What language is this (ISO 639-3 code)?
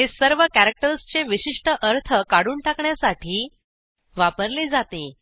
mar